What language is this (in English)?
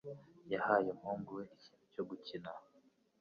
Kinyarwanda